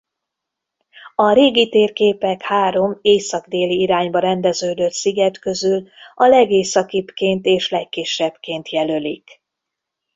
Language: Hungarian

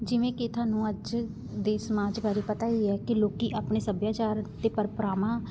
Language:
Punjabi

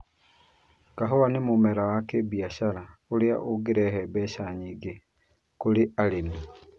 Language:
Kikuyu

